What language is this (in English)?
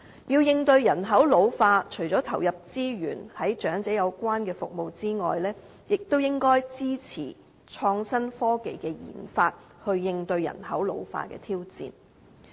Cantonese